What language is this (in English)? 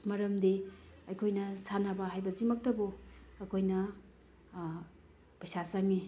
Manipuri